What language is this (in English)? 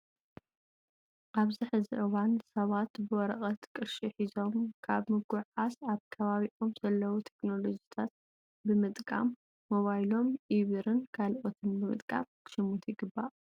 Tigrinya